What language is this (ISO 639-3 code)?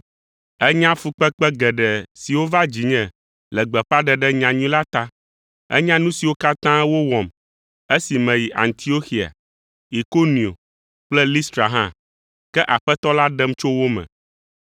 ewe